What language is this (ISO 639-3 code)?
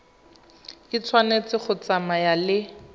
tsn